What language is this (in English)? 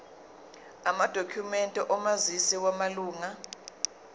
Zulu